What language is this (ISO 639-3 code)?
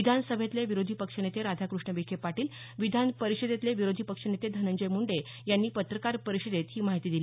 mar